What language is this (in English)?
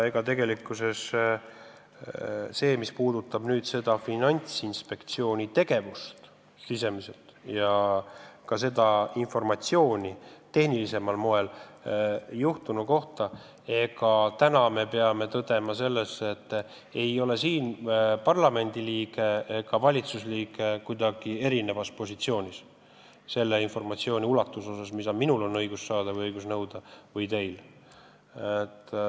Estonian